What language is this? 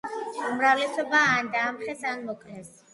Georgian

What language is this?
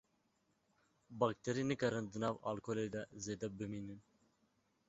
Kurdish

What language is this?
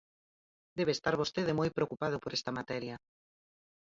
Galician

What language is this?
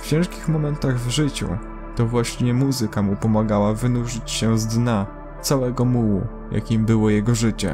Polish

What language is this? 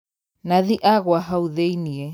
Kikuyu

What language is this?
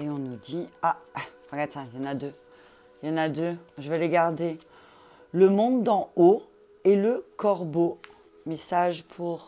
French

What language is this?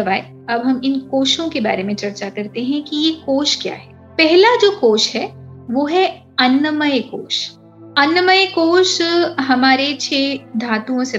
Hindi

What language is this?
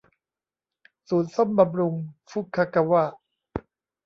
Thai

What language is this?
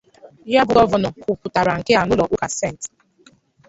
Igbo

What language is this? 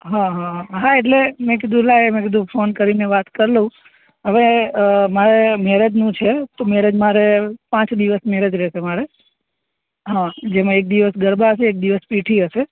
Gujarati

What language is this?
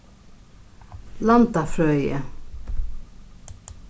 Faroese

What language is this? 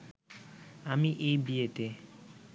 Bangla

